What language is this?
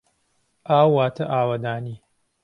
Central Kurdish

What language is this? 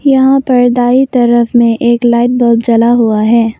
Hindi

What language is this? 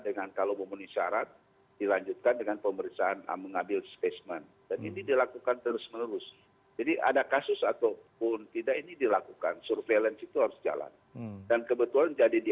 Indonesian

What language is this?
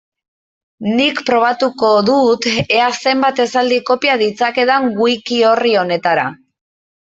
Basque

